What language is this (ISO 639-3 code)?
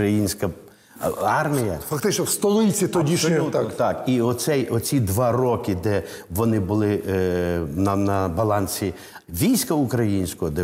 ukr